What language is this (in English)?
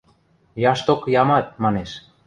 Western Mari